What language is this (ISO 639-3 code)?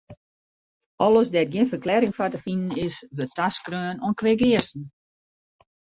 fry